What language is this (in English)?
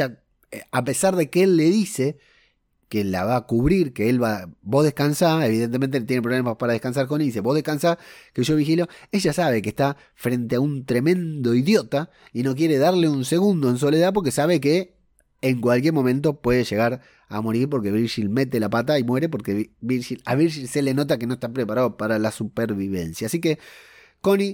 Spanish